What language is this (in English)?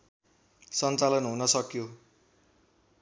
Nepali